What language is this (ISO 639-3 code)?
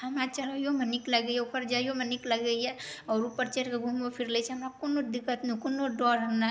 mai